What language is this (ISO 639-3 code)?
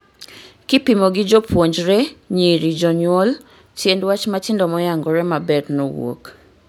luo